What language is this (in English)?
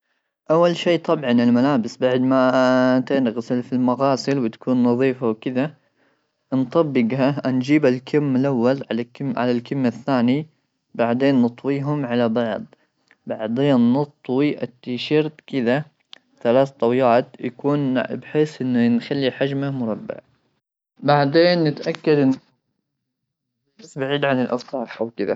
Gulf Arabic